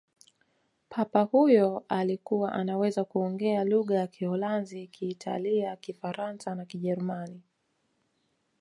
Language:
Swahili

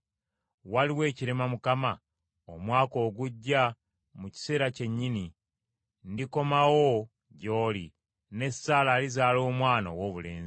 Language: Ganda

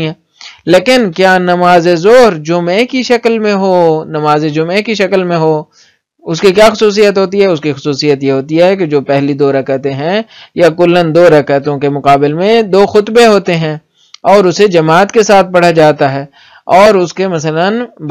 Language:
Arabic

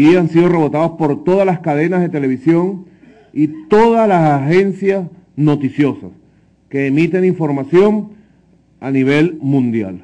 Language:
Spanish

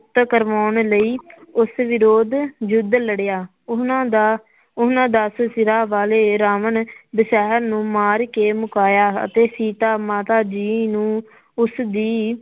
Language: Punjabi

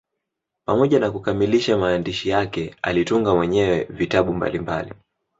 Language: Swahili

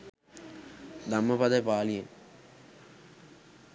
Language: Sinhala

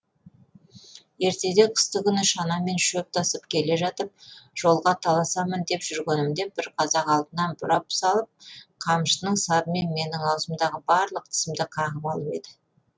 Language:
Kazakh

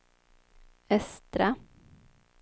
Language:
Swedish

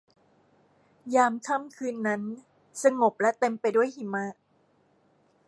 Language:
Thai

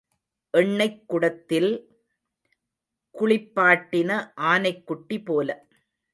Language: Tamil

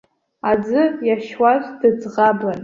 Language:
Abkhazian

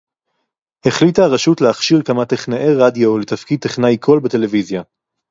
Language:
Hebrew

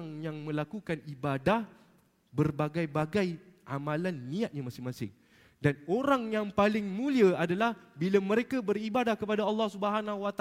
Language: Malay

